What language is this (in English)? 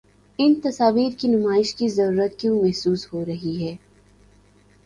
Urdu